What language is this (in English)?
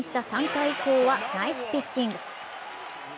Japanese